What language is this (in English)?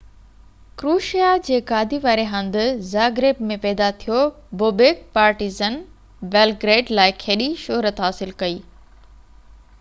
Sindhi